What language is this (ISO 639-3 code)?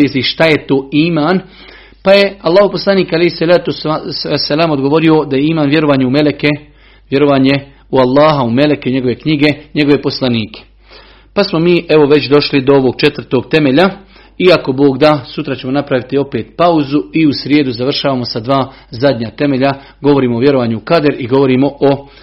hrv